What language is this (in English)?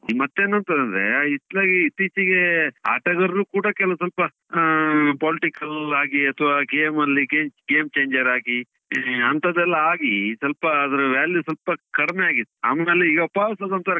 Kannada